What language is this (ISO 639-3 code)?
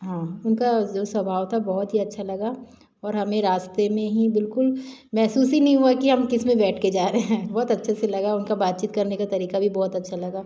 hin